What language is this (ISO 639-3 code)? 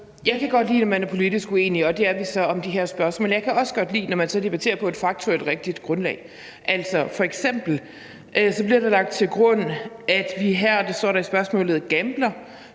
dan